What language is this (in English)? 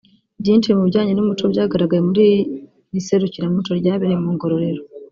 Kinyarwanda